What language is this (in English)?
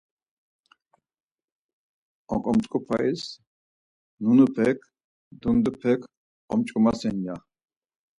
Laz